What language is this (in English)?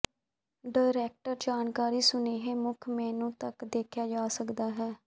Punjabi